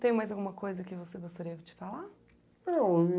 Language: Portuguese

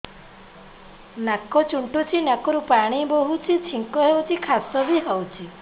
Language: Odia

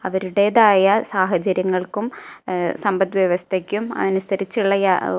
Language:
Malayalam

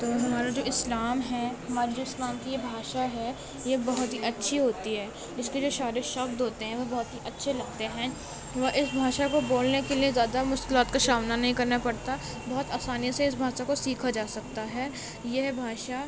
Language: Urdu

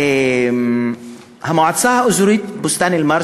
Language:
Hebrew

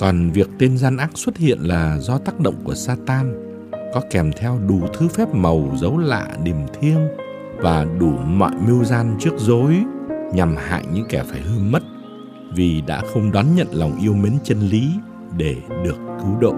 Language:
Vietnamese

